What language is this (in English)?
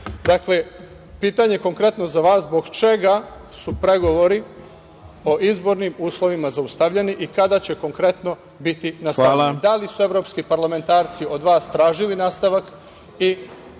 Serbian